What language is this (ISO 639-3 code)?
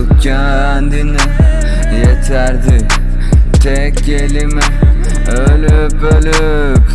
tur